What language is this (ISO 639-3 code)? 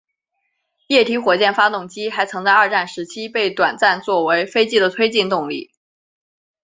zho